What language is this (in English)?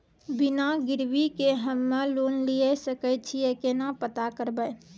Maithili